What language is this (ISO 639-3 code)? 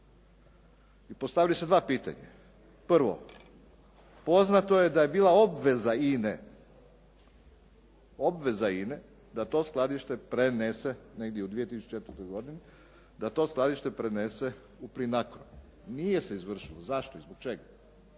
hrv